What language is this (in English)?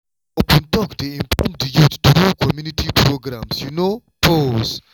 Nigerian Pidgin